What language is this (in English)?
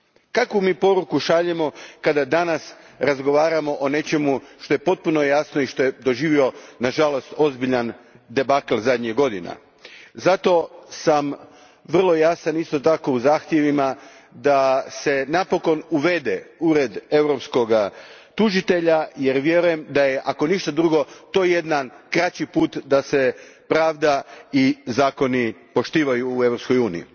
Croatian